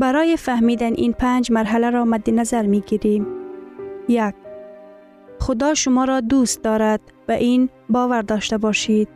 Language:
Persian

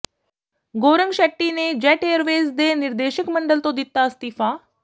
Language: Punjabi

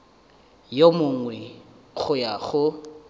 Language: Northern Sotho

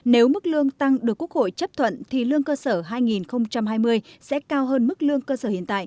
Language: Vietnamese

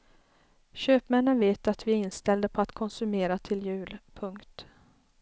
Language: Swedish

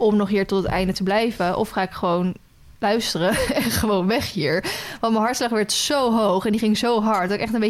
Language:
Dutch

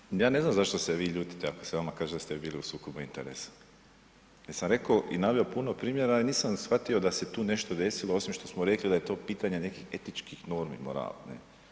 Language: Croatian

